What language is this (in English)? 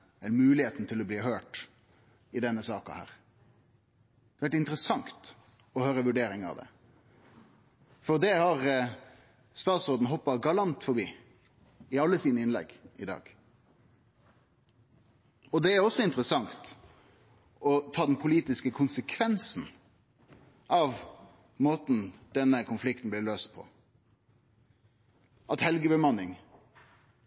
Norwegian Nynorsk